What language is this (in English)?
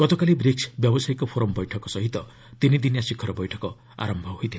Odia